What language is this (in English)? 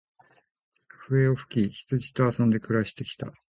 Japanese